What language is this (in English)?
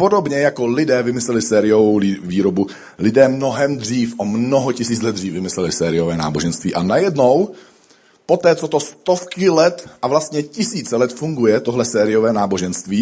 Czech